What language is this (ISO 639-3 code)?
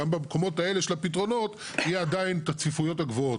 heb